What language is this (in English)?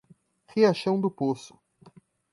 Portuguese